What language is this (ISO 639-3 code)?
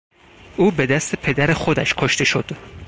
fas